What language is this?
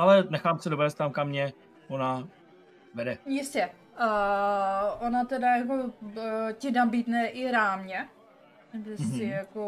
Czech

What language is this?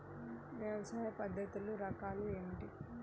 Telugu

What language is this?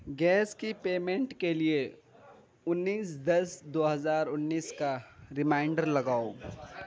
Urdu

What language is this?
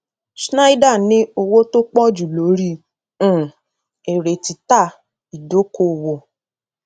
Yoruba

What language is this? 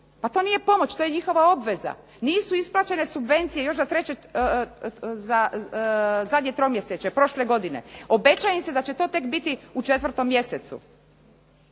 Croatian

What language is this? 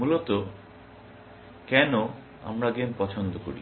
Bangla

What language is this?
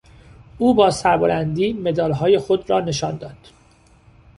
Persian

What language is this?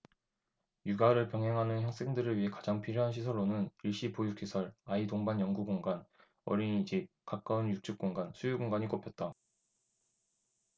Korean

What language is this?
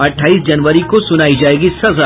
Hindi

